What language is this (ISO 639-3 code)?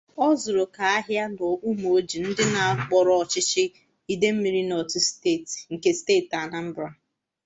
ibo